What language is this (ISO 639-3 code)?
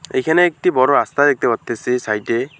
ben